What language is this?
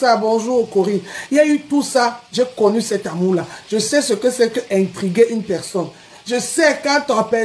French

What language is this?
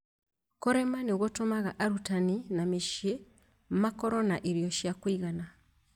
Kikuyu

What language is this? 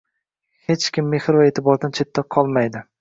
Uzbek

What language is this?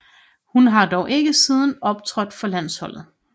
Danish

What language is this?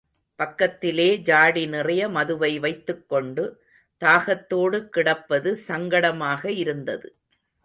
Tamil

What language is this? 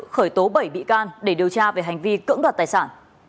Vietnamese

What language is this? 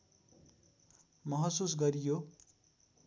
Nepali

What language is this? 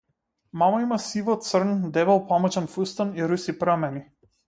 Macedonian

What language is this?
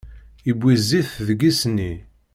Kabyle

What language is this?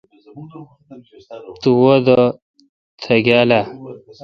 Kalkoti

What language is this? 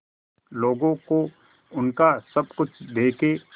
Hindi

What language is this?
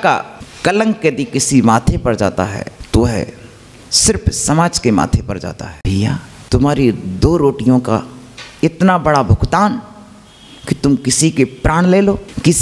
Hindi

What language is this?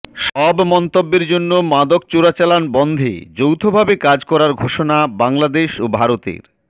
Bangla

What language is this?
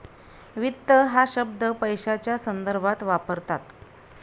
Marathi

